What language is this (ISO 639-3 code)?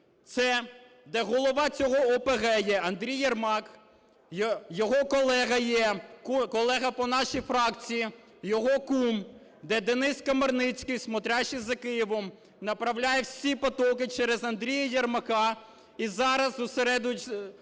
ukr